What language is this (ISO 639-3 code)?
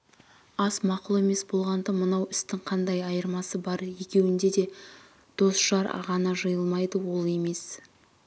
kaz